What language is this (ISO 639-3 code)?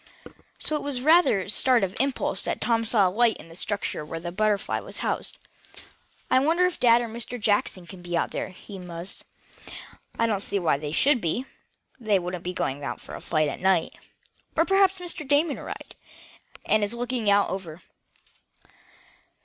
eng